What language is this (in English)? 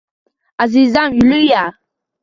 Uzbek